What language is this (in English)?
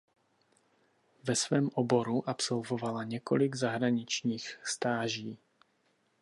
Czech